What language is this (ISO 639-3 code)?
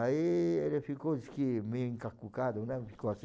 por